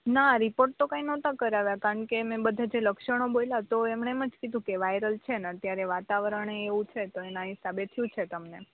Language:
Gujarati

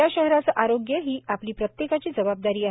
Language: Marathi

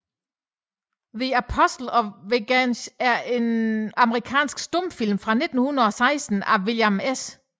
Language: Danish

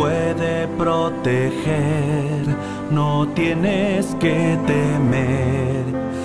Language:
Romanian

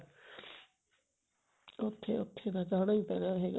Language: Punjabi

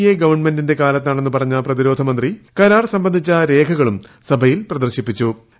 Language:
Malayalam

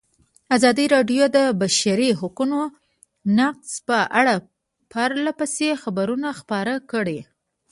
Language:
Pashto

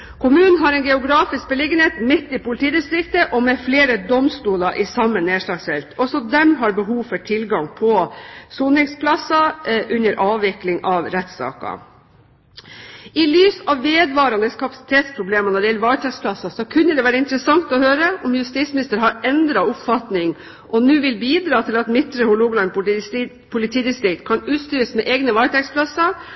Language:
Norwegian Bokmål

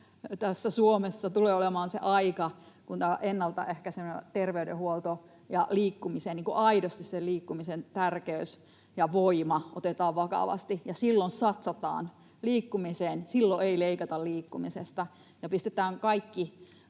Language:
Finnish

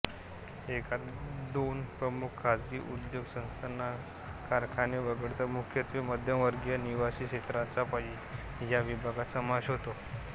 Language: Marathi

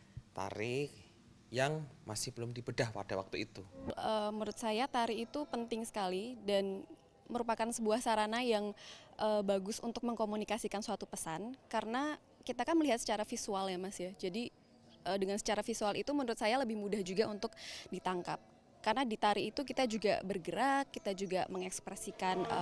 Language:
Indonesian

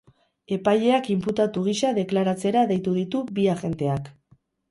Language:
Basque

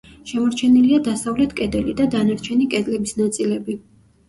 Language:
Georgian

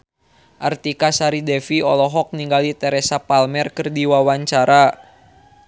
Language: Sundanese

